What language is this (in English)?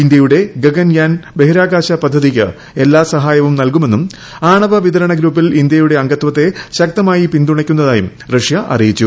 Malayalam